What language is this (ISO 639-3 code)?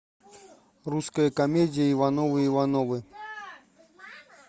rus